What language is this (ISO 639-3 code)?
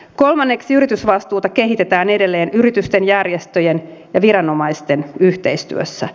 fin